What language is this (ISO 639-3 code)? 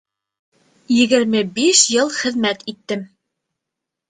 bak